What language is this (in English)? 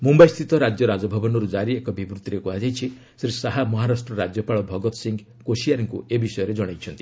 Odia